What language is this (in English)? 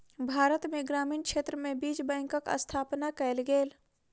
Maithili